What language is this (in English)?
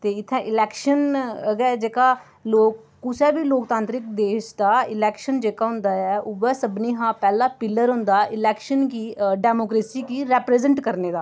Dogri